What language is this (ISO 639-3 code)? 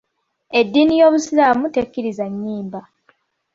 lug